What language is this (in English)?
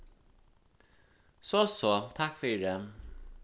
Faroese